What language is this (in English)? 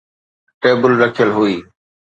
Sindhi